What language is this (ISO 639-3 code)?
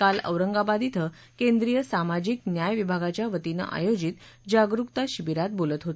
mar